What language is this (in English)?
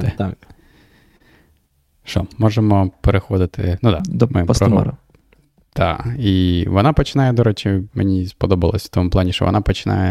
Ukrainian